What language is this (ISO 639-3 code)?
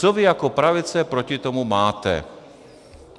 ces